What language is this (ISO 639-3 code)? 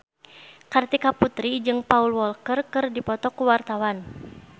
sun